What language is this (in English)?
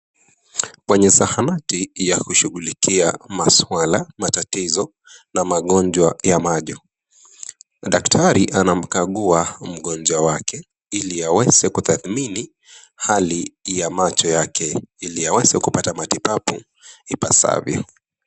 Swahili